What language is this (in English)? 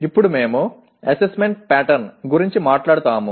Telugu